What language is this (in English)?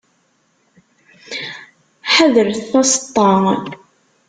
Kabyle